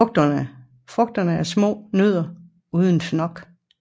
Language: Danish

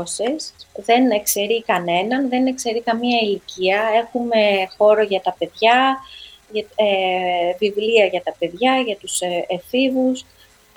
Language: Greek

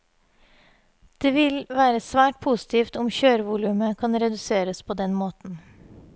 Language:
Norwegian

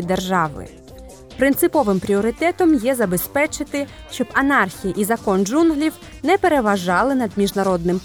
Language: Ukrainian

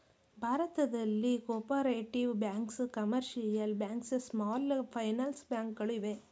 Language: Kannada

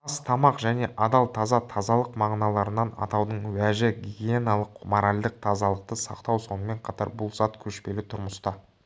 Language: Kazakh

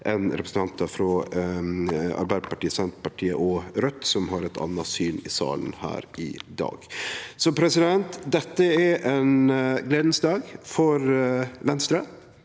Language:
Norwegian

